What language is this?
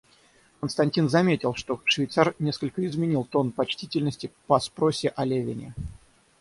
Russian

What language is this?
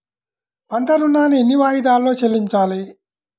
Telugu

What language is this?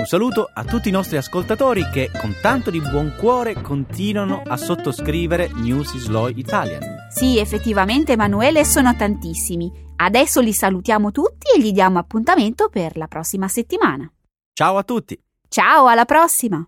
Italian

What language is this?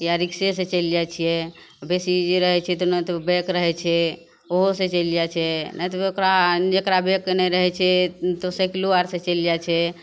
Maithili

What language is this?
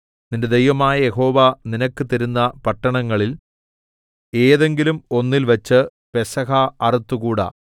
Malayalam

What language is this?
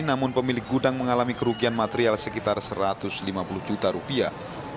Indonesian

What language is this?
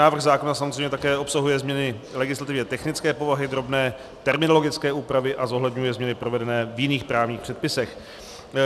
Czech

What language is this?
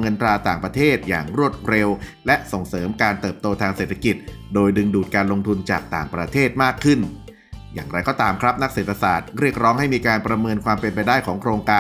Thai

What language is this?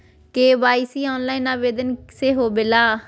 Magahi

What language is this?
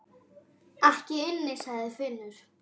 Icelandic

